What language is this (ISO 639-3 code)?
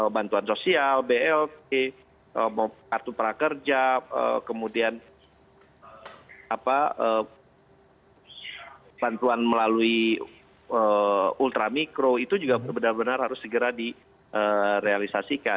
ind